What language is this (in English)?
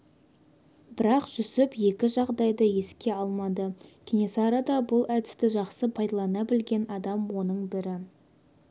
Kazakh